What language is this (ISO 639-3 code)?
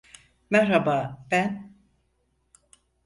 tur